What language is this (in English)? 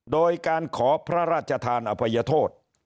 Thai